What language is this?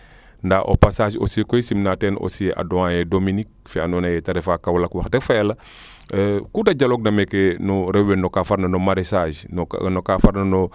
Serer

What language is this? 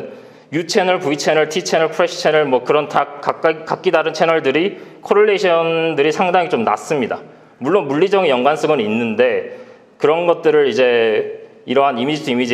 Korean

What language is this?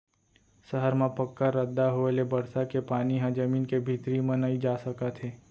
Chhattisgarhi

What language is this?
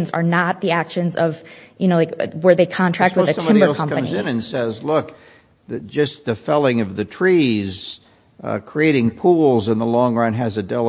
English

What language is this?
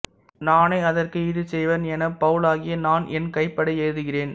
Tamil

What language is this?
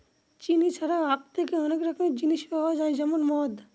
Bangla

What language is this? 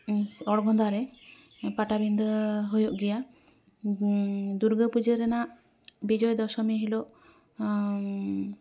Santali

